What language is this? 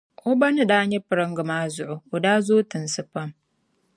Dagbani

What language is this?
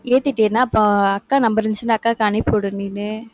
Tamil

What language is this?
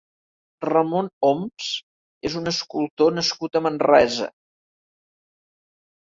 Catalan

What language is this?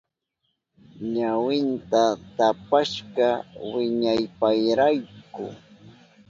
Southern Pastaza Quechua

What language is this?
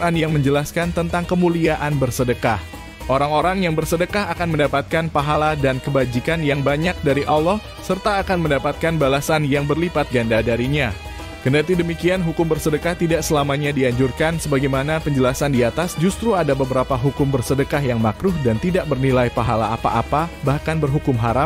Indonesian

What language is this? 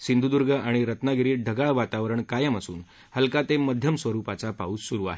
Marathi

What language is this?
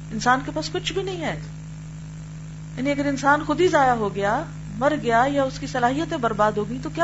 Urdu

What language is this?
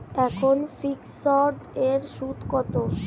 Bangla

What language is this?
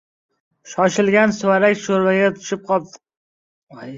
Uzbek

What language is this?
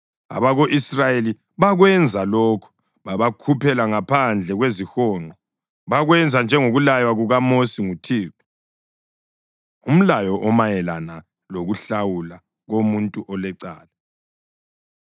North Ndebele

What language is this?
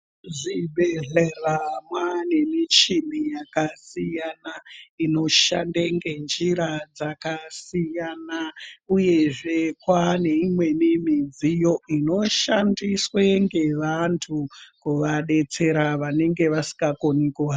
Ndau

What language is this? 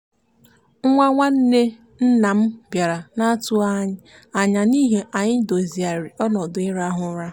Igbo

